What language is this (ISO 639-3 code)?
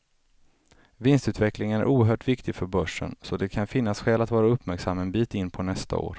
swe